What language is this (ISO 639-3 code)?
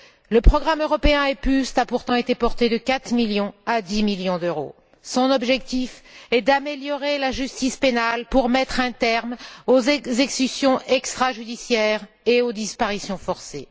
fra